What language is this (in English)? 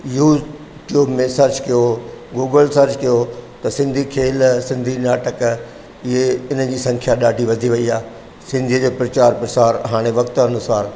Sindhi